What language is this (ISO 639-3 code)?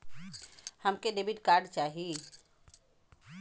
bho